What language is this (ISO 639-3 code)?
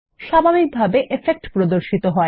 ben